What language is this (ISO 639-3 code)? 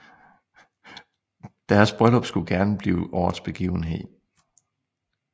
dan